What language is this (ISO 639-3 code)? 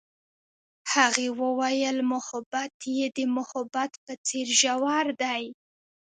pus